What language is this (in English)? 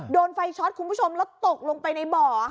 Thai